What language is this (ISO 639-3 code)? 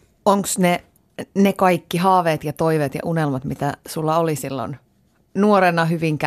fin